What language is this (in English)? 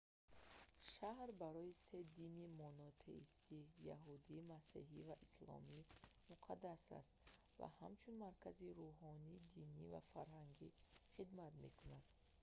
Tajik